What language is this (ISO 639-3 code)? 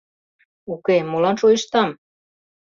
chm